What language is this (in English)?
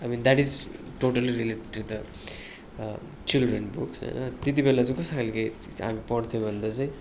Nepali